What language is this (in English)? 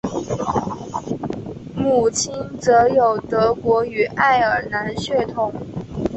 Chinese